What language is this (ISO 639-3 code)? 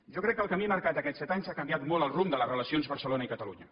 cat